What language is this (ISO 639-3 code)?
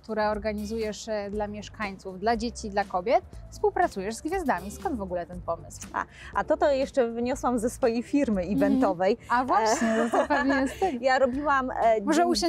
pol